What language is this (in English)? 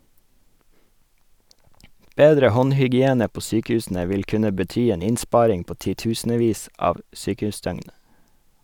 Norwegian